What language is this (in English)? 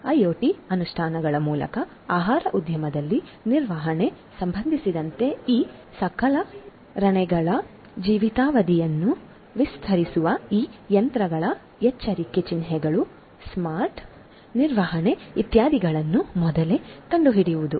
Kannada